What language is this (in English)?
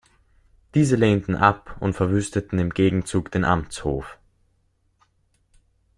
German